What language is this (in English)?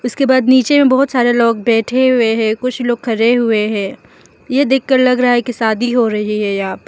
Hindi